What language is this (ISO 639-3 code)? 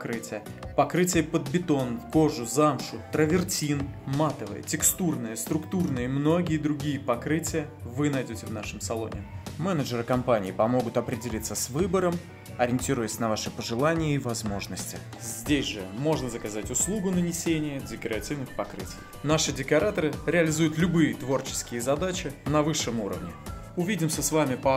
rus